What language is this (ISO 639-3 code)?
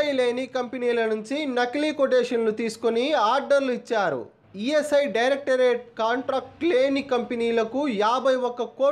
hin